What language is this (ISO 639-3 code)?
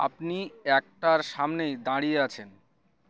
ben